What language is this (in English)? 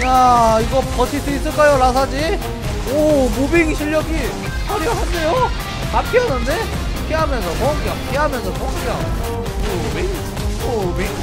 Korean